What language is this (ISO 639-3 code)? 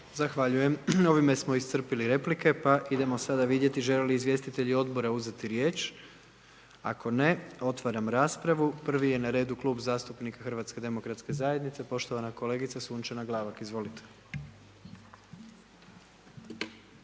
hrv